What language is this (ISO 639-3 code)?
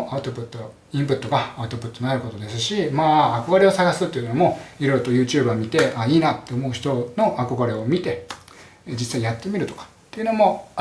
jpn